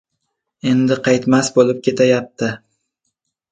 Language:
Uzbek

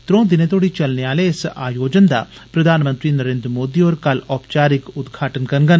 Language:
Dogri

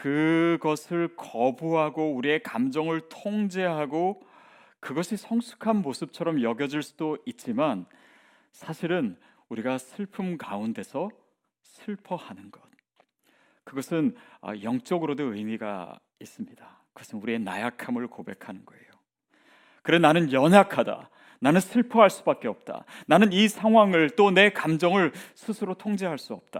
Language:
Korean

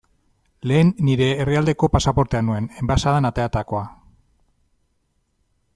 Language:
Basque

